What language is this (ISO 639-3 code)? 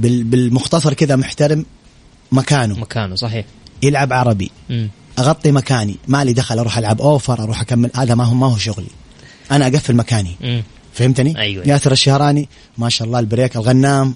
ara